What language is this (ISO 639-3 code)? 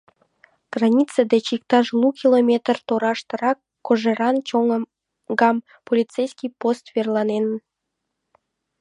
chm